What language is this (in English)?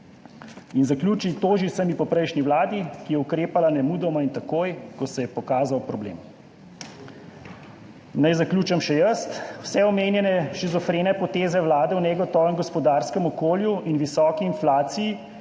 Slovenian